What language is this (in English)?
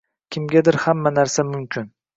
Uzbek